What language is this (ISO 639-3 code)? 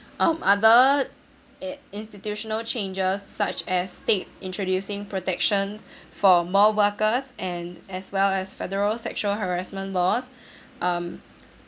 eng